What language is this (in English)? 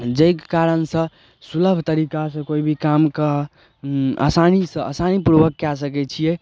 Maithili